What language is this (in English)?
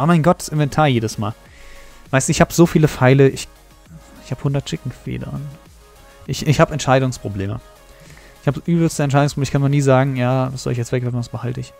German